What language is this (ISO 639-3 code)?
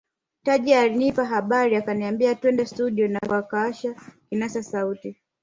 swa